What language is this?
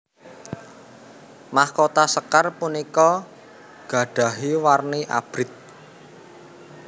Javanese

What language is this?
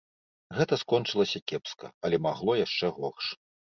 Belarusian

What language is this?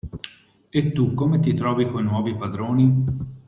Italian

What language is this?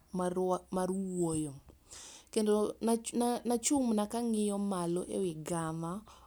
Luo (Kenya and Tanzania)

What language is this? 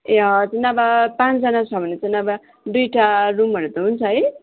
Nepali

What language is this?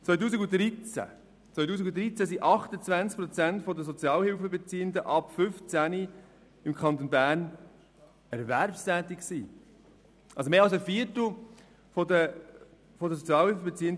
Swiss German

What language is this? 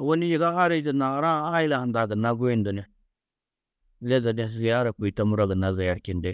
Tedaga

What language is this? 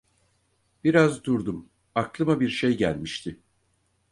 Turkish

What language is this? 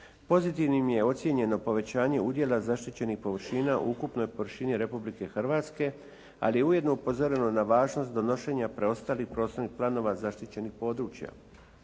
Croatian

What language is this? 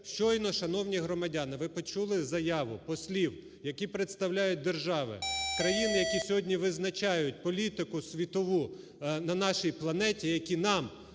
Ukrainian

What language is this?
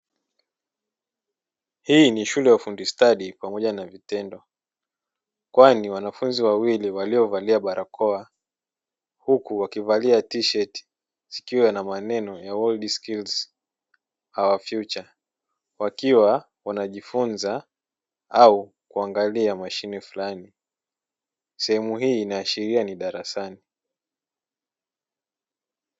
Swahili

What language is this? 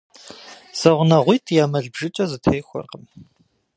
Kabardian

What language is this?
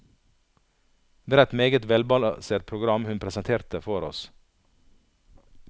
Norwegian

